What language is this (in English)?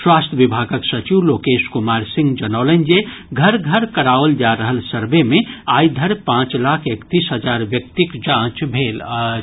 Maithili